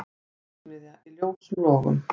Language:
Icelandic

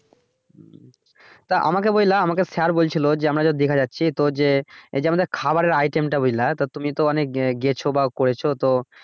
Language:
Bangla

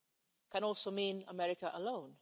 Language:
English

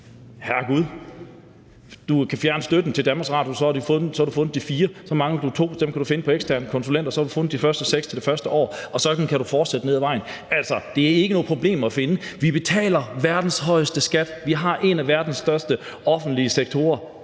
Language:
Danish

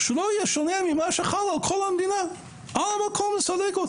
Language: Hebrew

